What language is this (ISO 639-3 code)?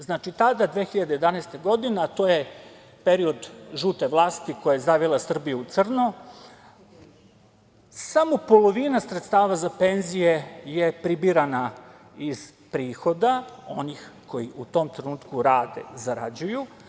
srp